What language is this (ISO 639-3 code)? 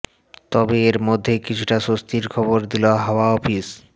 ben